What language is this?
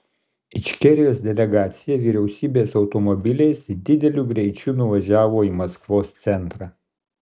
Lithuanian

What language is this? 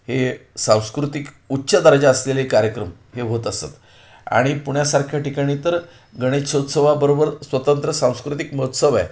Marathi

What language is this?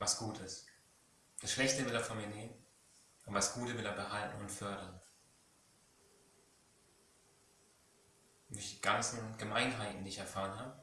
German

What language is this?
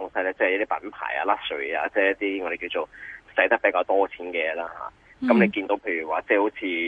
Chinese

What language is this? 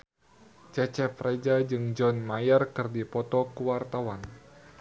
Sundanese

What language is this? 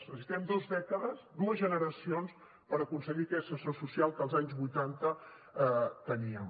Catalan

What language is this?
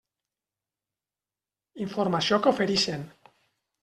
Catalan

